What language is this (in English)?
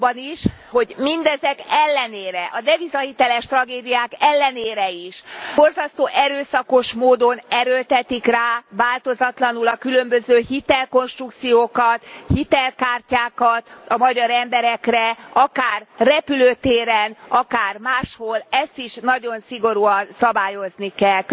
Hungarian